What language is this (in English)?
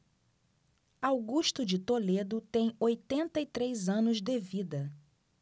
Portuguese